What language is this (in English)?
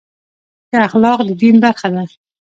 Pashto